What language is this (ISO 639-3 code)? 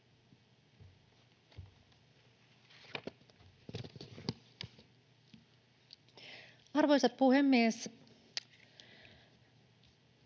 fin